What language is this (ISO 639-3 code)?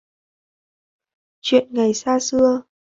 vie